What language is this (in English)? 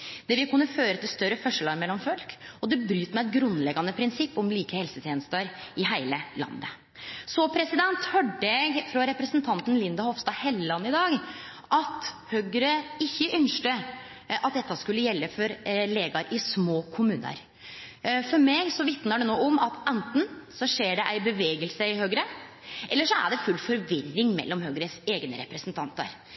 Norwegian Nynorsk